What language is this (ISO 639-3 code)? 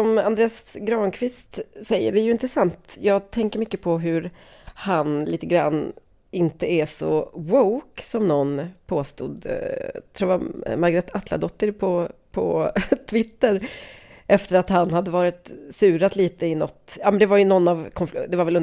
swe